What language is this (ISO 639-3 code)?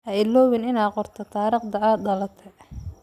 som